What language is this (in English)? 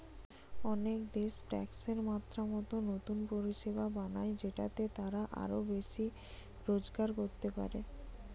Bangla